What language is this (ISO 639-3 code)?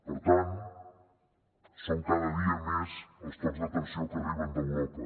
cat